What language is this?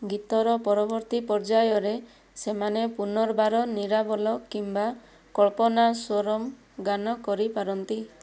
Odia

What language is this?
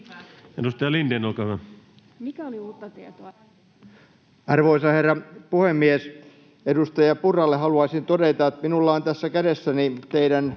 Finnish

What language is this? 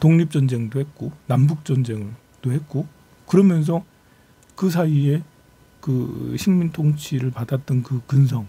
Korean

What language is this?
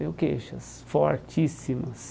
Portuguese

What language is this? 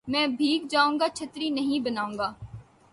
Urdu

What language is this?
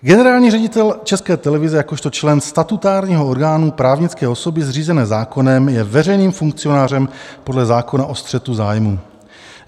Czech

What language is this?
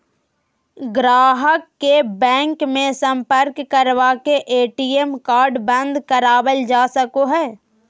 Magahi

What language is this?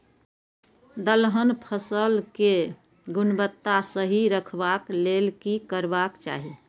Maithili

